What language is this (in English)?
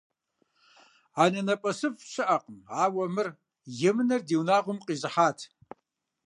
Kabardian